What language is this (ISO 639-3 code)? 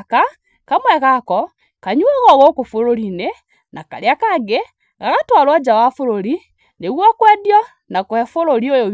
kik